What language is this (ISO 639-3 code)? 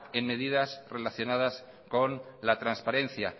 spa